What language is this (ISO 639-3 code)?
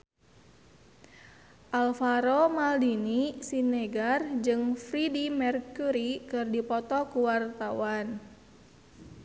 sun